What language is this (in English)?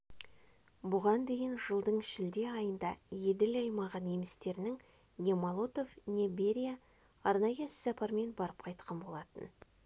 Kazakh